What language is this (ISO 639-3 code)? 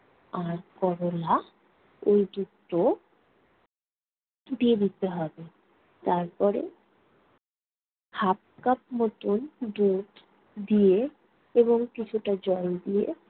ben